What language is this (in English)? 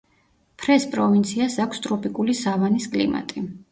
Georgian